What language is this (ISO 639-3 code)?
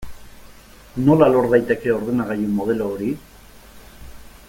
eus